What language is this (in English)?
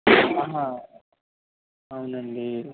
Telugu